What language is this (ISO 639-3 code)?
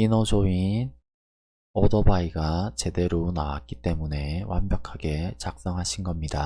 kor